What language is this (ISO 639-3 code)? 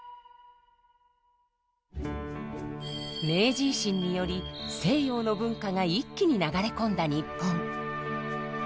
jpn